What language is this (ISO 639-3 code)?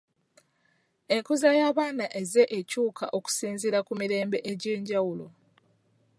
lug